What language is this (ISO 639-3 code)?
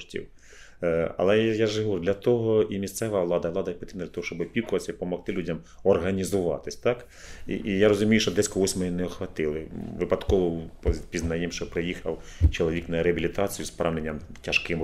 ukr